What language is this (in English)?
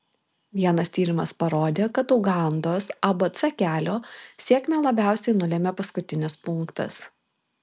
Lithuanian